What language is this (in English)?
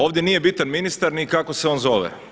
Croatian